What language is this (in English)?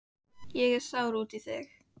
Icelandic